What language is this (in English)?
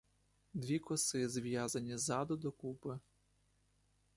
Ukrainian